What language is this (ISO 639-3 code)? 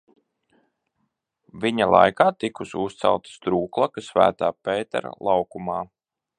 lav